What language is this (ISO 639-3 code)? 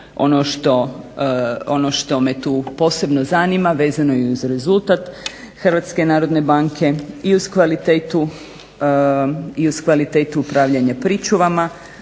hrv